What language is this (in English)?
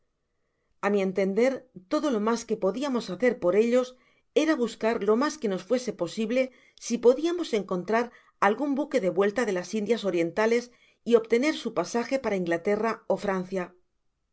Spanish